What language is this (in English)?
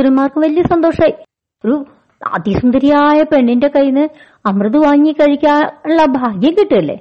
Malayalam